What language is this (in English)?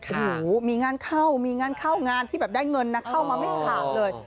Thai